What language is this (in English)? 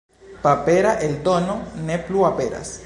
Esperanto